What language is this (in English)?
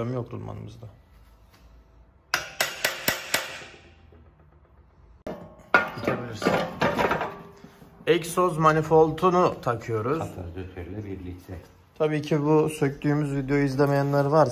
Turkish